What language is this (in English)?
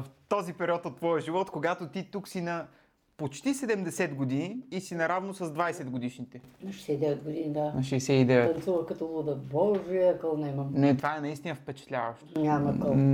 Bulgarian